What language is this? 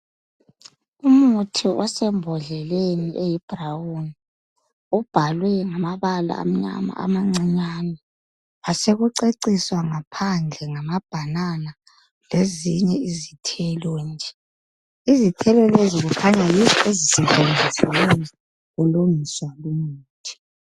North Ndebele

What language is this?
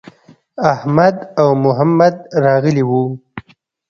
Pashto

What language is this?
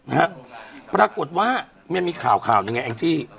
Thai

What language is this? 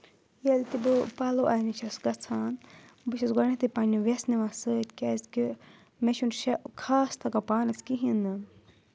Kashmiri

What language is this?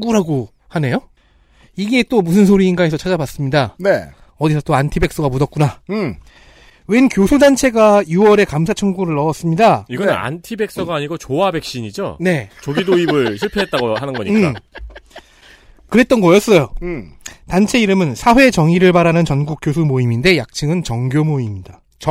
Korean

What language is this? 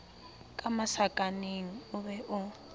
Southern Sotho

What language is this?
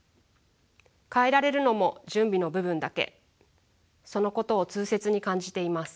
Japanese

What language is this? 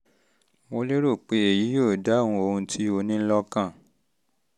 Yoruba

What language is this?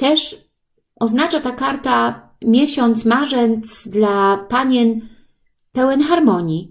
Polish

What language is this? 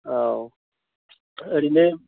Bodo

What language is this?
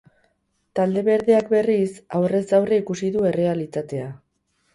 Basque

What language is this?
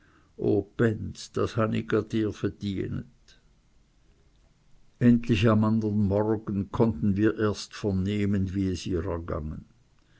German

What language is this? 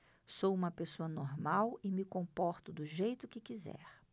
Portuguese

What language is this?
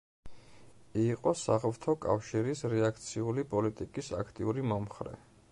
Georgian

